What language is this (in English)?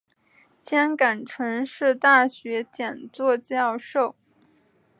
Chinese